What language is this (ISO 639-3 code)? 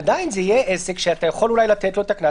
heb